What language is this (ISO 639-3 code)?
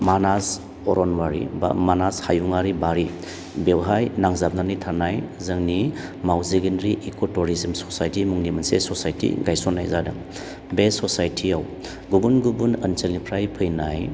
brx